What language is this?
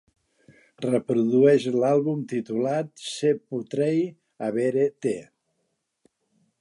Catalan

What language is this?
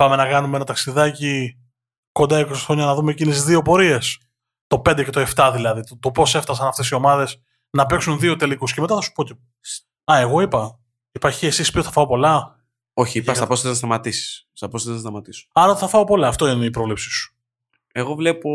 Greek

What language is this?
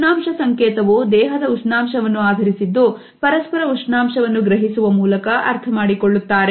Kannada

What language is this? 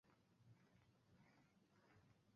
Bangla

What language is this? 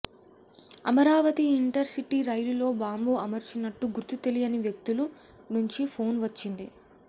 Telugu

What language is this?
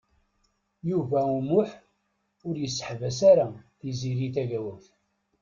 Kabyle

